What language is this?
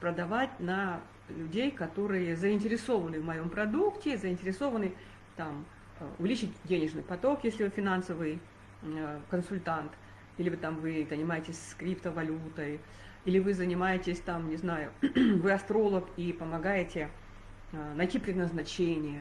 Russian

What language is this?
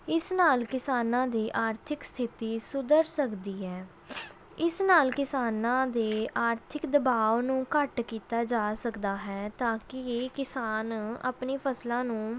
Punjabi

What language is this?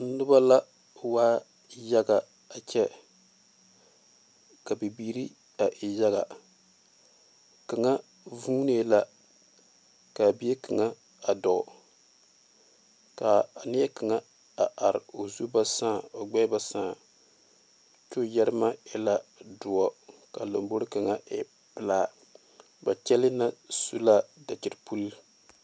Southern Dagaare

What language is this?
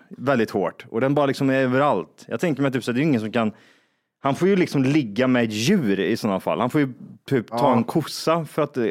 Swedish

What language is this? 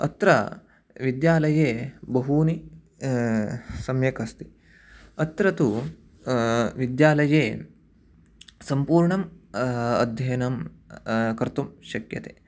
Sanskrit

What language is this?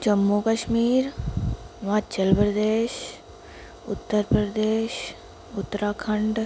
Dogri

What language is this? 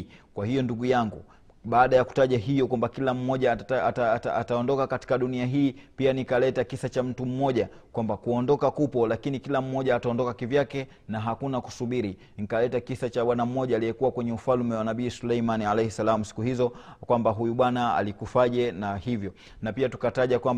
Swahili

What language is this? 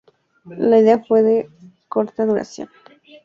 Spanish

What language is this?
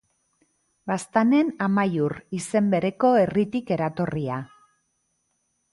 Basque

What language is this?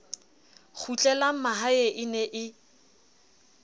Southern Sotho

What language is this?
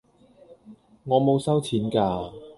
Cantonese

